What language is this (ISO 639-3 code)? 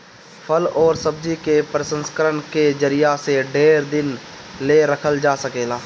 bho